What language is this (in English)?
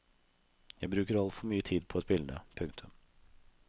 Norwegian